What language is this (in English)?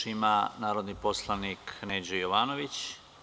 Serbian